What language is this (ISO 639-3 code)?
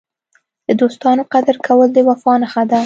pus